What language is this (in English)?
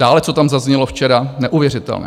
Czech